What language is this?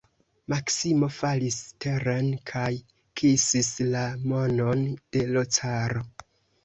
Esperanto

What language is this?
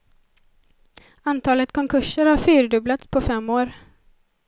Swedish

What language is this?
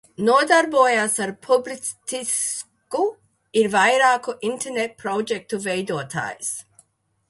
Latvian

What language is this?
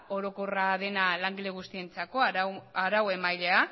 Basque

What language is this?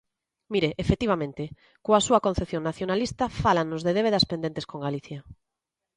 Galician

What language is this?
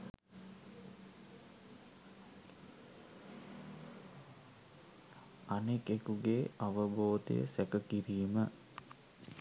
Sinhala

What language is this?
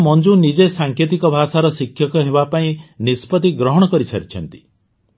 Odia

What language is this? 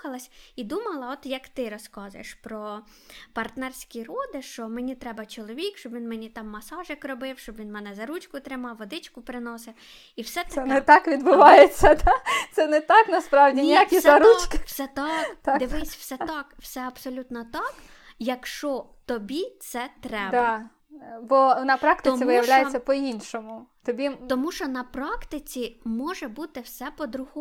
Ukrainian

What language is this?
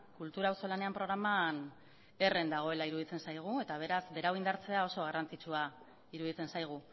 Basque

